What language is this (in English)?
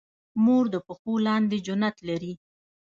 Pashto